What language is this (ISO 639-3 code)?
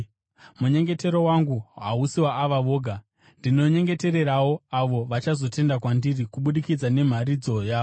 sna